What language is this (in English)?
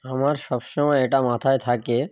Bangla